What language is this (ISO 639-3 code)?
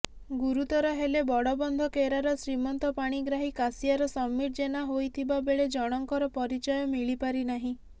ori